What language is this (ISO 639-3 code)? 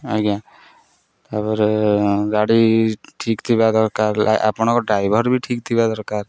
ori